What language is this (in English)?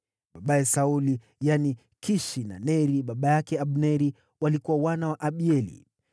Swahili